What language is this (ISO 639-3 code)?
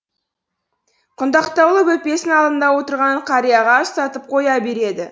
kaz